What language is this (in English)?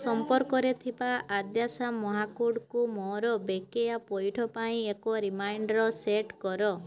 Odia